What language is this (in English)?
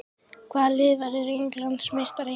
Icelandic